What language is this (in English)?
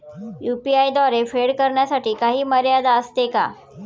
Marathi